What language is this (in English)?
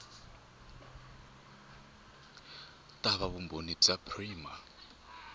Tsonga